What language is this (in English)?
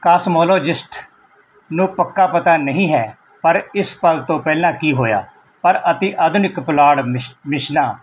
Punjabi